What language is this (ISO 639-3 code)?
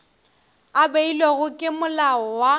nso